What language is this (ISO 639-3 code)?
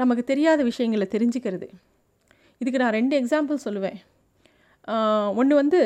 tam